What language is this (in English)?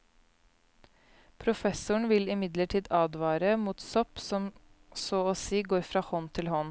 Norwegian